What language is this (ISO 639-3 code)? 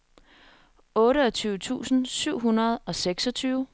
dan